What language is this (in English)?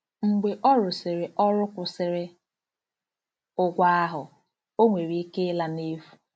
Igbo